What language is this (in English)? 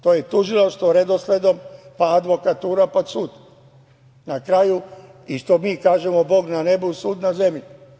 Serbian